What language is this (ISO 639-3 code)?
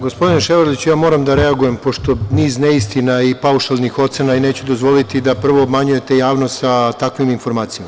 srp